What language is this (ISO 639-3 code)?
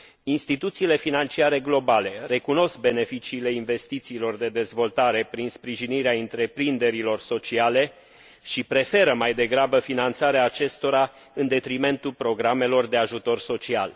ron